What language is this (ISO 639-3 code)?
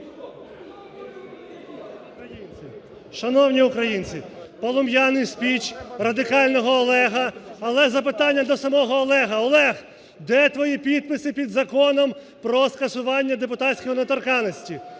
ukr